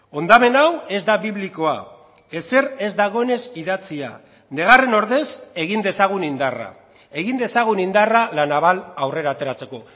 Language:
Basque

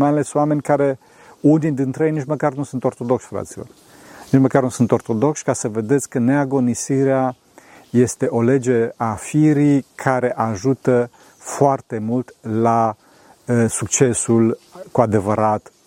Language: Romanian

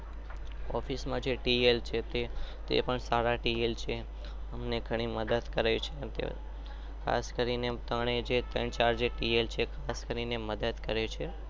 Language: Gujarati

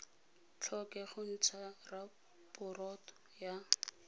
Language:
Tswana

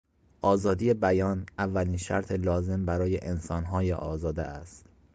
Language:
Persian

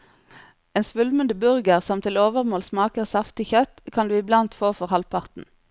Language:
Norwegian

